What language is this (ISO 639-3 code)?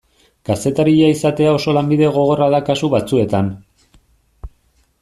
eus